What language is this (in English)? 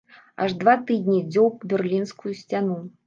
Belarusian